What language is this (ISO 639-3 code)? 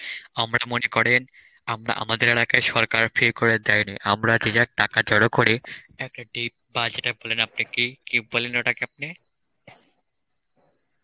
ben